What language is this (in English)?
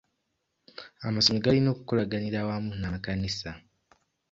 Ganda